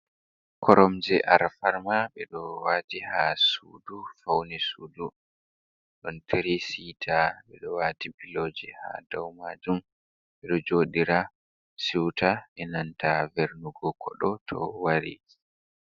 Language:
Fula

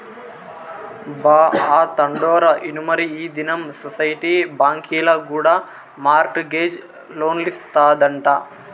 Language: Telugu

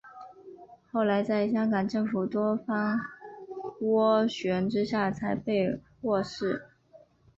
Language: Chinese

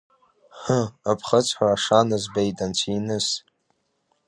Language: Abkhazian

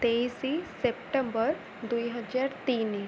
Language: Odia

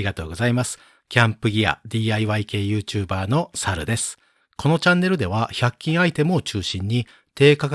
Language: Japanese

